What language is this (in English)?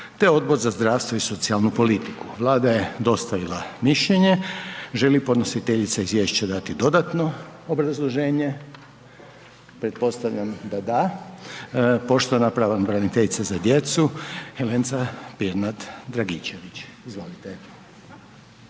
Croatian